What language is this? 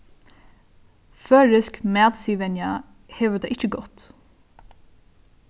Faroese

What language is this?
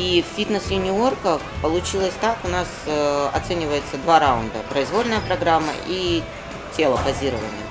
Russian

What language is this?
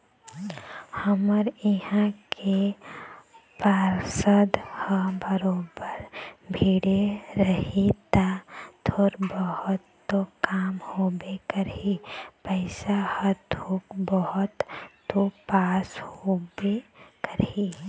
Chhattisgarhi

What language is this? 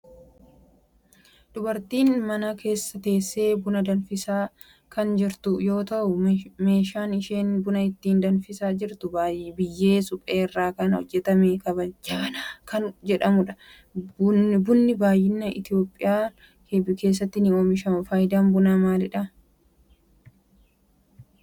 Oromo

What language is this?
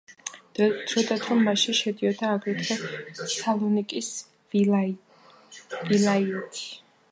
Georgian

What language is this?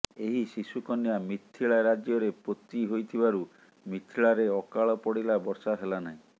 Odia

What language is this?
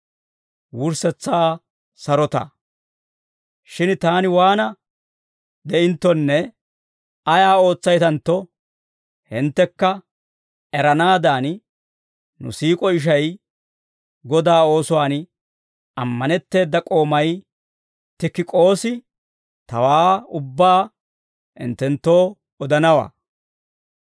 Dawro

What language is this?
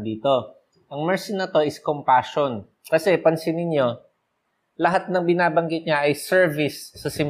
Filipino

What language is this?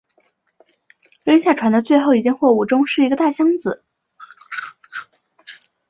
Chinese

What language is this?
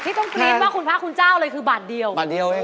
Thai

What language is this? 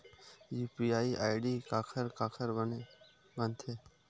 Chhattisgarhi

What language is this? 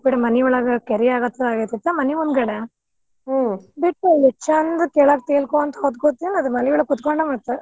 Kannada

